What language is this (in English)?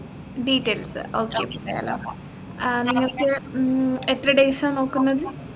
Malayalam